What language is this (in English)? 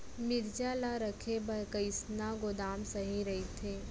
Chhattisgarhi